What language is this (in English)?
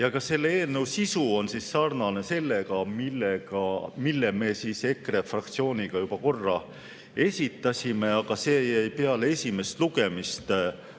Estonian